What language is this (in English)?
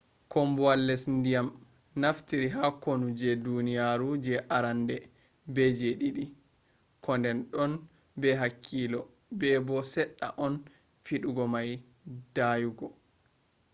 Fula